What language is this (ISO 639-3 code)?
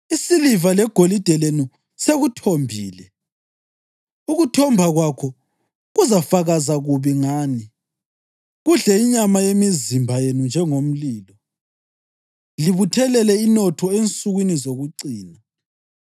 nde